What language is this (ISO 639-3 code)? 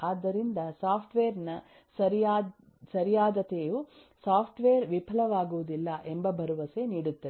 kan